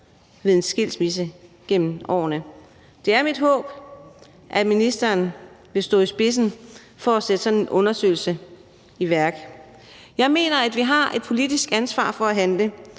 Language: Danish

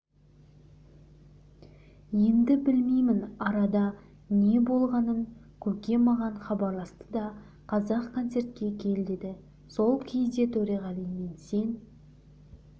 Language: Kazakh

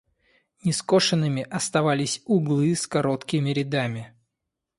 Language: Russian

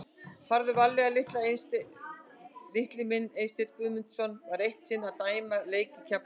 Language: Icelandic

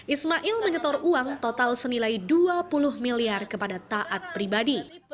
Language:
Indonesian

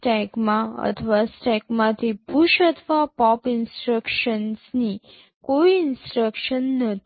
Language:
Gujarati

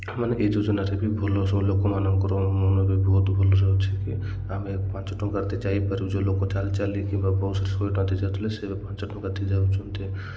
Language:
Odia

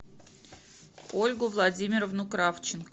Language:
Russian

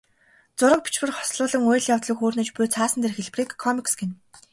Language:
Mongolian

